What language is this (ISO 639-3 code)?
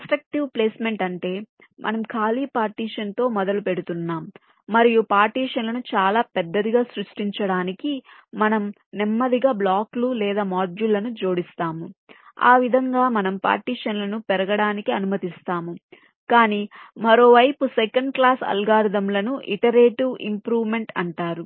tel